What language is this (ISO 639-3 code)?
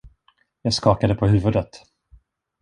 swe